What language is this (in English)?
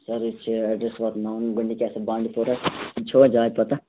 Kashmiri